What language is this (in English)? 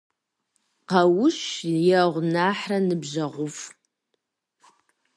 Kabardian